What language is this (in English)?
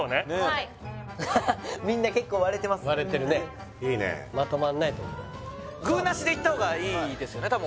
Japanese